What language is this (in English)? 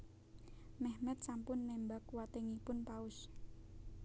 Javanese